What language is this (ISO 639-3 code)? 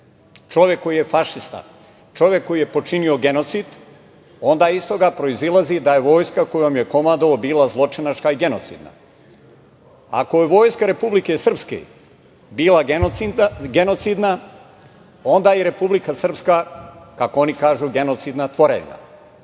srp